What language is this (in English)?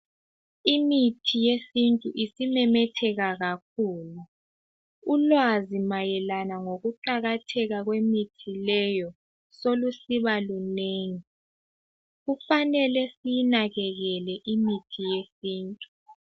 North Ndebele